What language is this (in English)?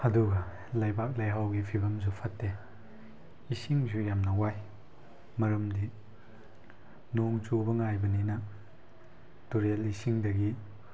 Manipuri